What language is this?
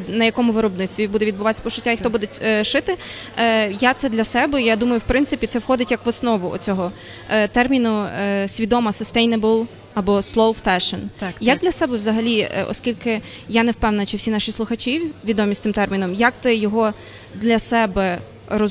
Ukrainian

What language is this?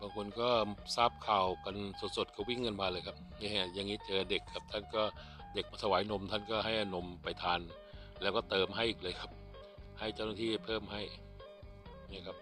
Thai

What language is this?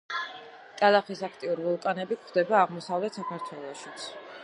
Georgian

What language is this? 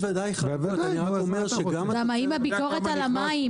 Hebrew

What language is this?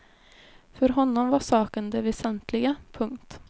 Swedish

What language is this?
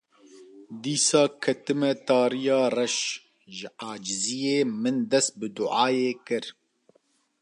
Kurdish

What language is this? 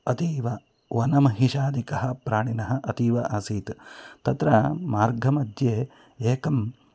Sanskrit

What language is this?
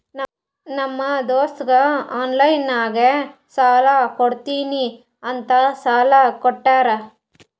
Kannada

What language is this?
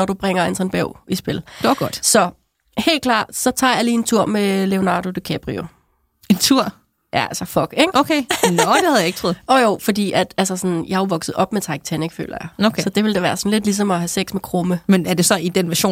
Danish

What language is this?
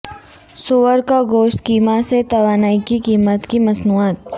Urdu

